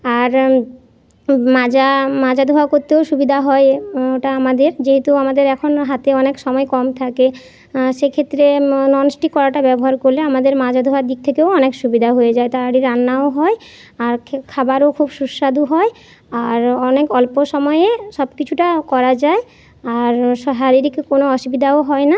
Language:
Bangla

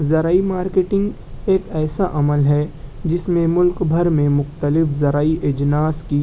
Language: Urdu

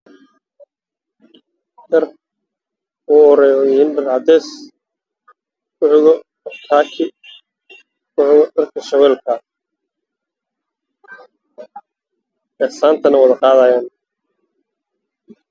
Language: Somali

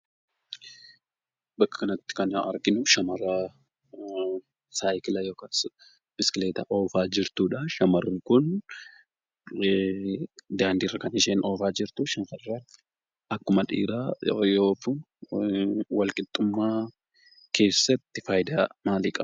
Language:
Oromo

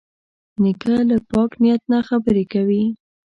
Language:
Pashto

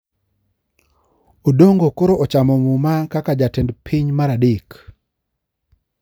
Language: Luo (Kenya and Tanzania)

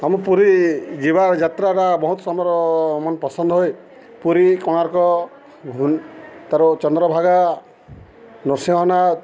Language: Odia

